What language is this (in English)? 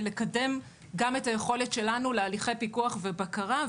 Hebrew